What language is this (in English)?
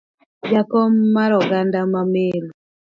Luo (Kenya and Tanzania)